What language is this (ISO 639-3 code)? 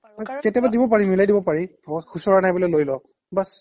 asm